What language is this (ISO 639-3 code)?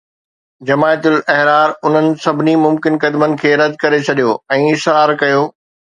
snd